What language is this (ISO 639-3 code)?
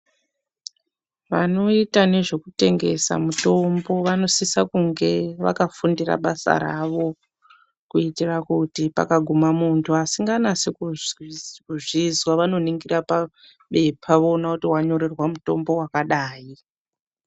ndc